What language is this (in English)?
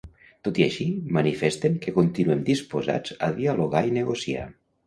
Catalan